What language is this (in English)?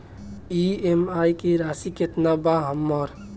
Bhojpuri